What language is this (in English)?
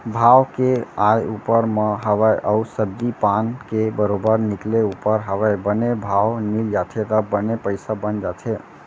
Chhattisgarhi